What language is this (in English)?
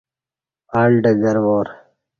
Kati